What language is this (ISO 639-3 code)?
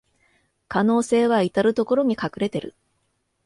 jpn